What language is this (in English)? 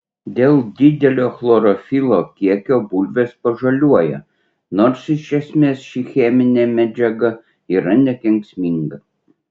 Lithuanian